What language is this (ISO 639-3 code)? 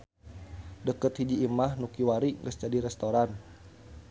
sun